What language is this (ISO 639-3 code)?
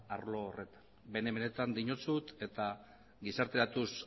eus